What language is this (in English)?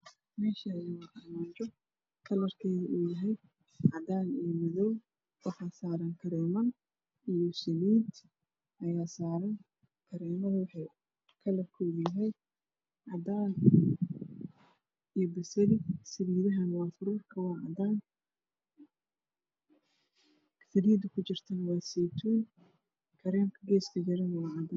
Somali